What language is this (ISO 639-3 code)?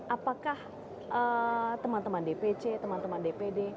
ind